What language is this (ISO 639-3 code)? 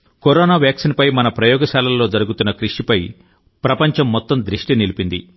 tel